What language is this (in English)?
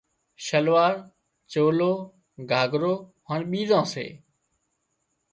Wadiyara Koli